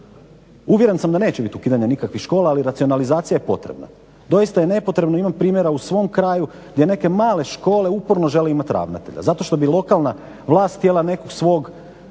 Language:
Croatian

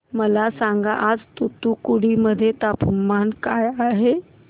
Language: Marathi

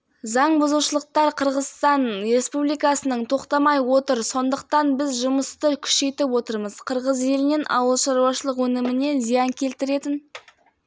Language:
Kazakh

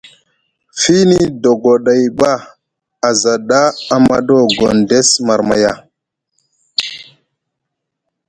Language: Musgu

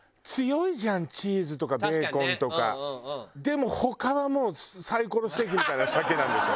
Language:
Japanese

